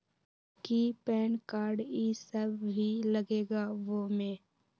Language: Magahi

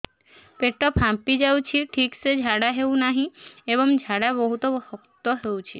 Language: Odia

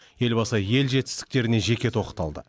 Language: Kazakh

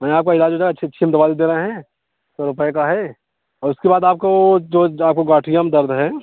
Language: Hindi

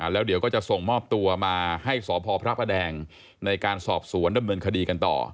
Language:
Thai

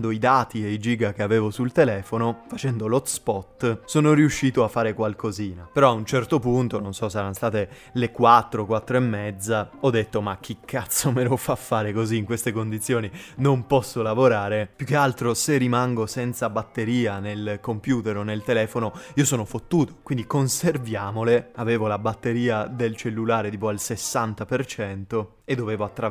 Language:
Italian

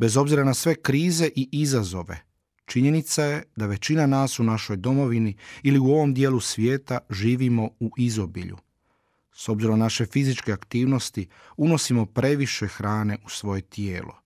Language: Croatian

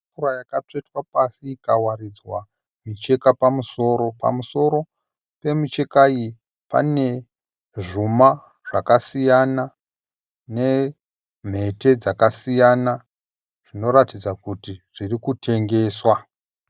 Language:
Shona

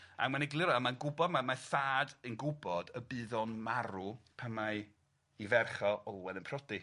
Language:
Welsh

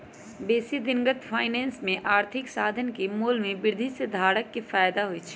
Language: Magahi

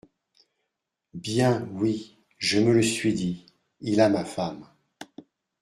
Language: French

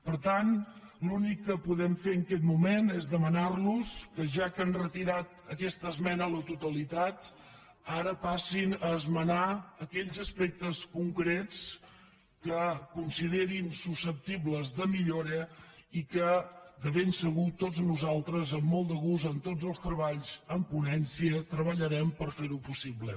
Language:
Catalan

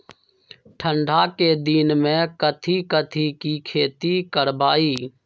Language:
Magahi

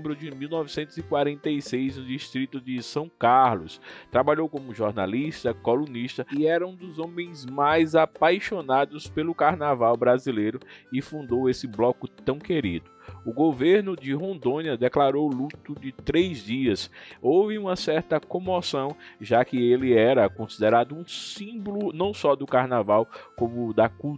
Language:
Portuguese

